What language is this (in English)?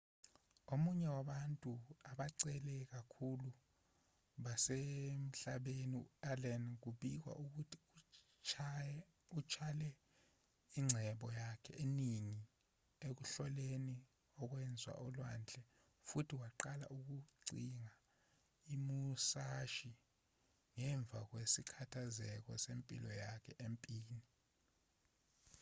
Zulu